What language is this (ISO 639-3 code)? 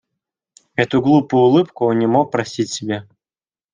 rus